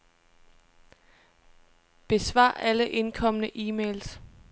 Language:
Danish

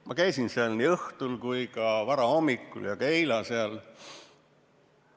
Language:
Estonian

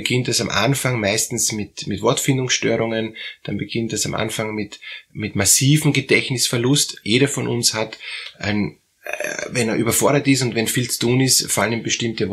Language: German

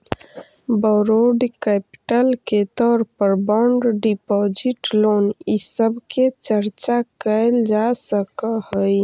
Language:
Magahi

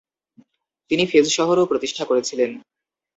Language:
Bangla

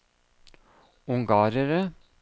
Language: Norwegian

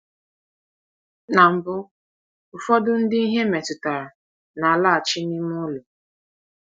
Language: Igbo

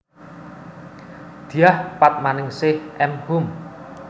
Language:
Javanese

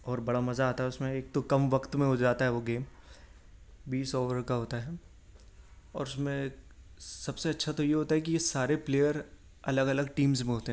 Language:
Urdu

